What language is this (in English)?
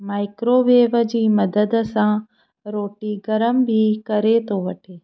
Sindhi